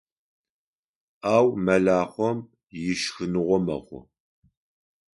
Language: Adyghe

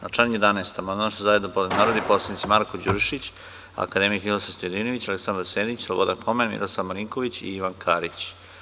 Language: Serbian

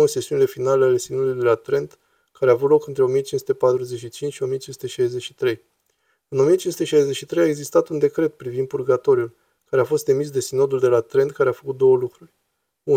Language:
Romanian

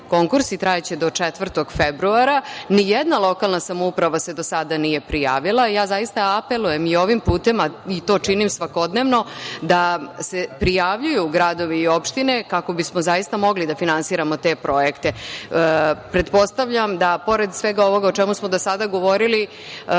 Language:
Serbian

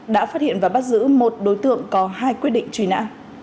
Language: Vietnamese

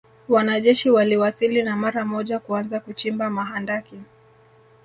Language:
Swahili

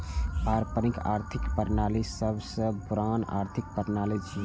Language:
Maithili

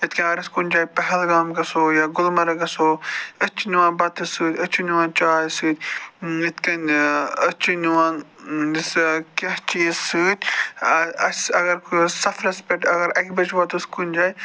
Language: Kashmiri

